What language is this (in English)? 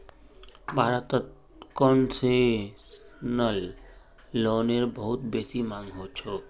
Magahi